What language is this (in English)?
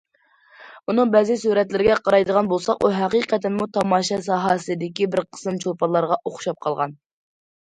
Uyghur